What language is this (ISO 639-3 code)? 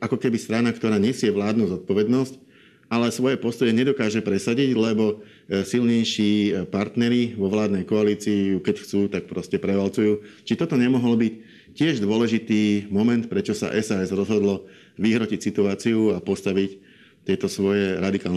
slk